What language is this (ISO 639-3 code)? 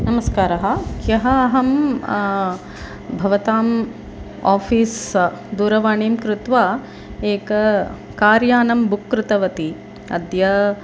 san